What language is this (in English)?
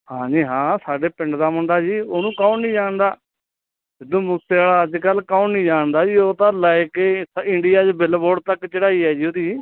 Punjabi